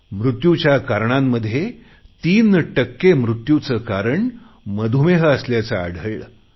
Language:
Marathi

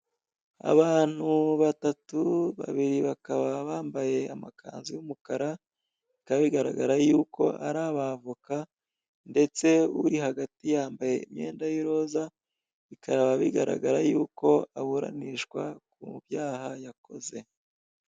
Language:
Kinyarwanda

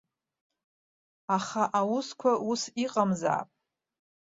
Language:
Abkhazian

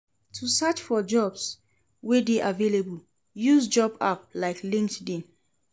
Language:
Nigerian Pidgin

